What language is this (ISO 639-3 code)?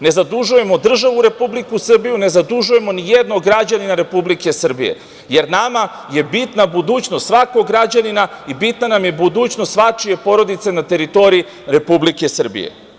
srp